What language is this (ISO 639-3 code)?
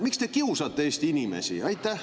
est